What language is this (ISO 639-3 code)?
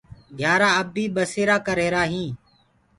ggg